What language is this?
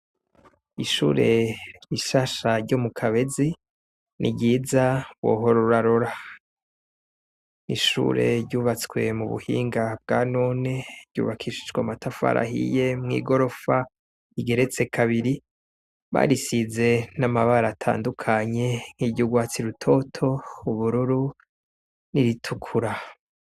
Rundi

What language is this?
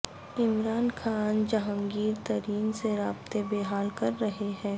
Urdu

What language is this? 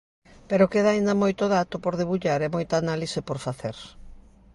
Galician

